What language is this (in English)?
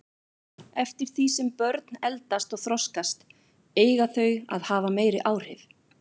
Icelandic